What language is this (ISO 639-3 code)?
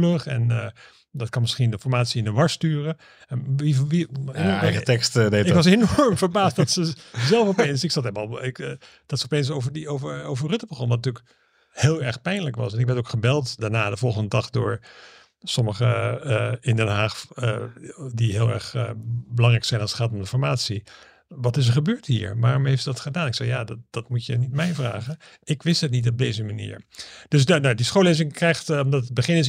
nld